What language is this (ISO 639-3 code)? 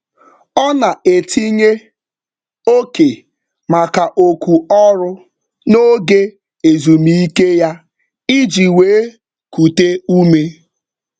ibo